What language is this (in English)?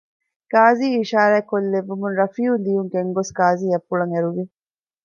Divehi